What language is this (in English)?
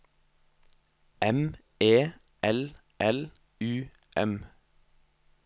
Norwegian